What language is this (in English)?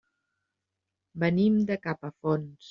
Catalan